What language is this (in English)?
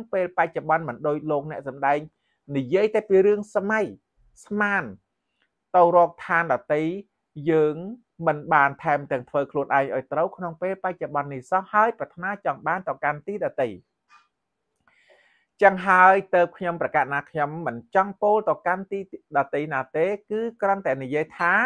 Thai